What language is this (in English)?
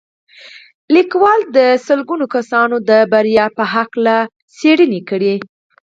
Pashto